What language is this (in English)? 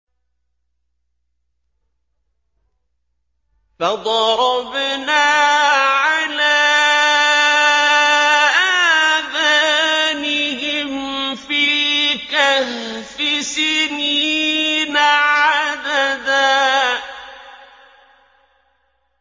Arabic